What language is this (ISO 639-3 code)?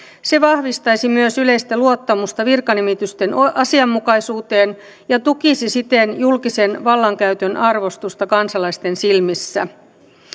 fin